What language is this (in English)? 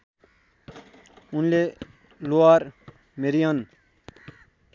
Nepali